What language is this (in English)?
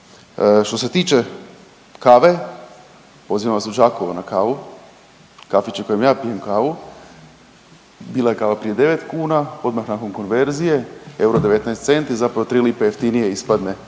Croatian